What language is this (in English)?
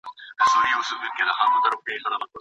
Pashto